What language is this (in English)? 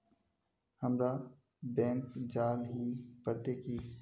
Magahi